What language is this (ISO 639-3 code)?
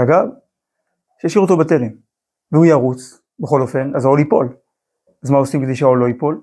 heb